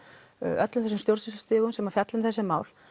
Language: Icelandic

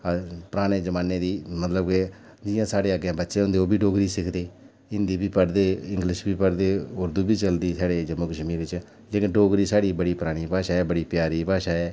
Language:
Dogri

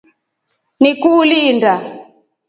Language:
Rombo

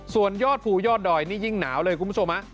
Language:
Thai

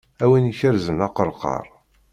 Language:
Kabyle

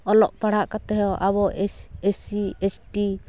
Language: Santali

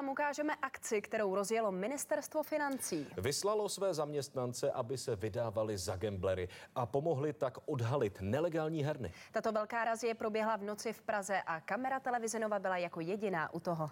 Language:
Czech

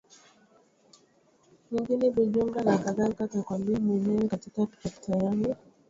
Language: Swahili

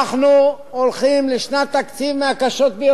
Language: Hebrew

